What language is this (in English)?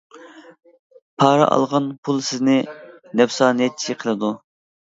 Uyghur